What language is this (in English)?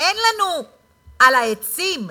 Hebrew